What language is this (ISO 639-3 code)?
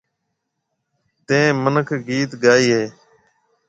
mve